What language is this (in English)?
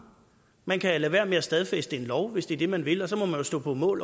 Danish